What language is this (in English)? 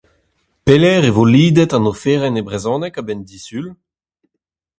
Breton